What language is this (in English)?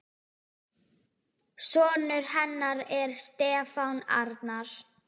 Icelandic